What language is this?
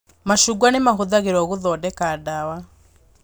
Kikuyu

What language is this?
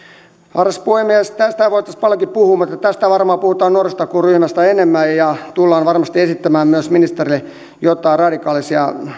Finnish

